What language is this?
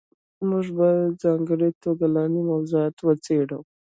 Pashto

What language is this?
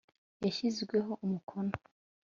Kinyarwanda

